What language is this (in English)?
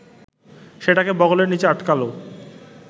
Bangla